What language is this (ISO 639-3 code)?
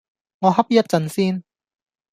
yue